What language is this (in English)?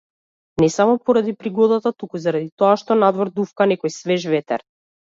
Macedonian